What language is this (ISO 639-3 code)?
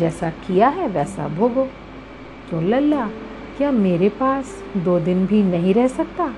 hin